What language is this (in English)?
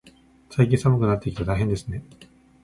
Japanese